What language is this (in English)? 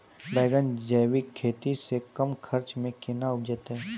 Maithili